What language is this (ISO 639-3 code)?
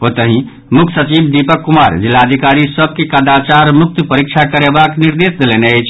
mai